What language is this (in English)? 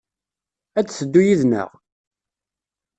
Kabyle